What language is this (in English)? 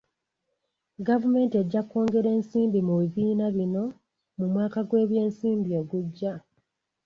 Ganda